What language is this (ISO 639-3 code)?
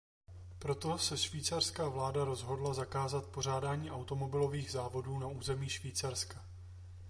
ces